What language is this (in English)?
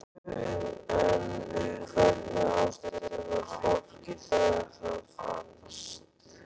Icelandic